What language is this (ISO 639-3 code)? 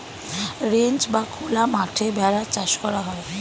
ben